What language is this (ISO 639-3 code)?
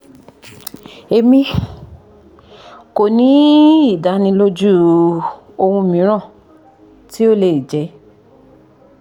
yor